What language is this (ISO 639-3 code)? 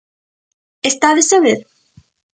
glg